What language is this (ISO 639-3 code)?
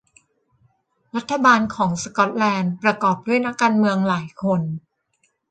tha